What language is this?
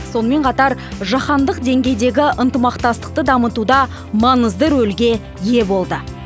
Kazakh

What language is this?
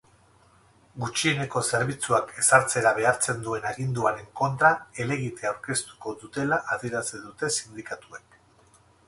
Basque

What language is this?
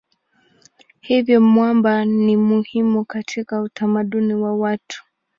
Swahili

